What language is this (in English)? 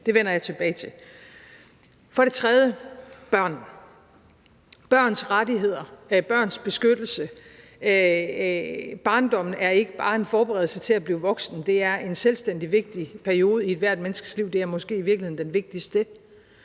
Danish